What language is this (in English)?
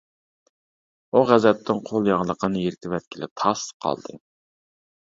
Uyghur